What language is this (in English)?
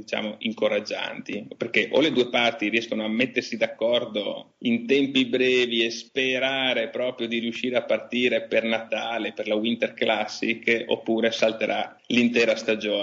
Italian